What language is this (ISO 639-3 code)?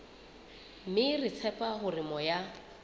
sot